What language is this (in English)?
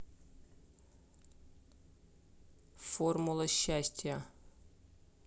Russian